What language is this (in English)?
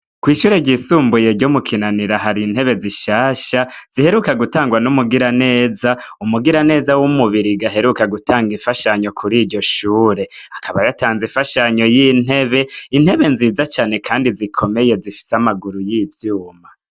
Rundi